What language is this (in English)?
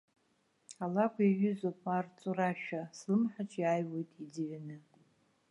Abkhazian